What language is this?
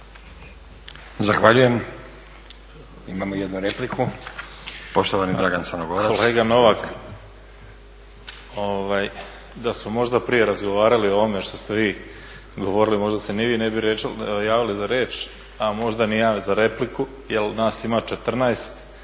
Croatian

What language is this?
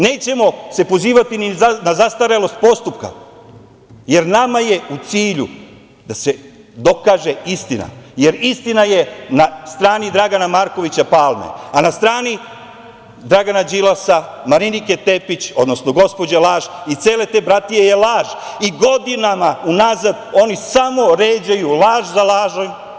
Serbian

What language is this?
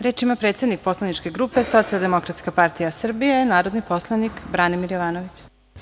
Serbian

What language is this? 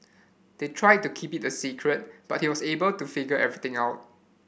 English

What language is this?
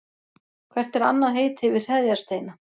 Icelandic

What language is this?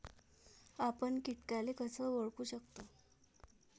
Marathi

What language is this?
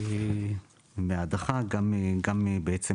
Hebrew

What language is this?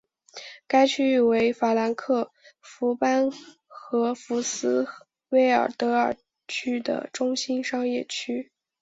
Chinese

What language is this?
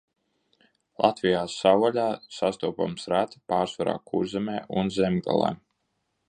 Latvian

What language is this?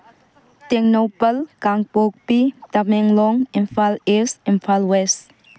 Manipuri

